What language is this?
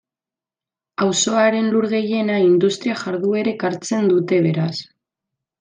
Basque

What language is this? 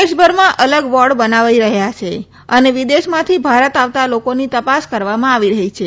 Gujarati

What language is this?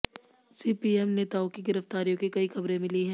Hindi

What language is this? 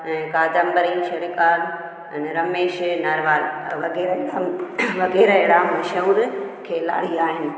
Sindhi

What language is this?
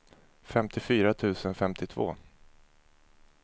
Swedish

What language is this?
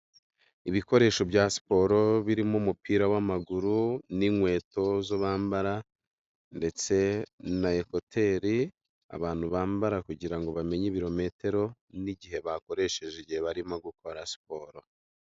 Kinyarwanda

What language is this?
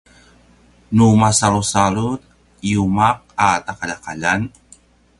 Paiwan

